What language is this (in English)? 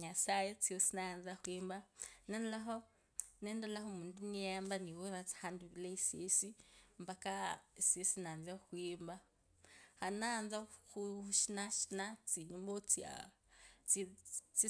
Kabras